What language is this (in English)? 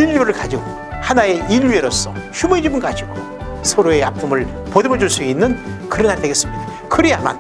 Korean